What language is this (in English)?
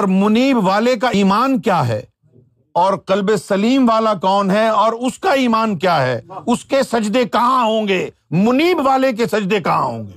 Urdu